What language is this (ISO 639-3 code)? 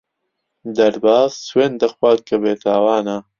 ckb